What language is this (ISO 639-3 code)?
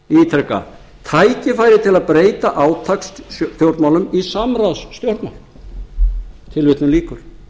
isl